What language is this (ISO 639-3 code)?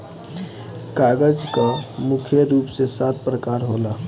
bho